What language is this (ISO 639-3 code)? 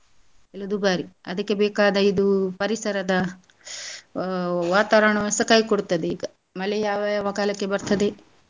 kan